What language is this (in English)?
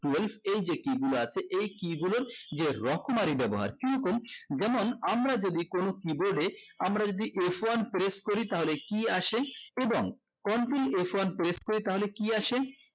Bangla